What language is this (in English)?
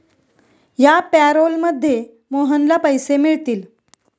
Marathi